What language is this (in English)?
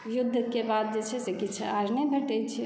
Maithili